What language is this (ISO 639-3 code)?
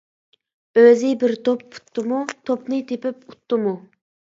uig